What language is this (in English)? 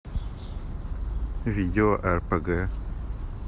Russian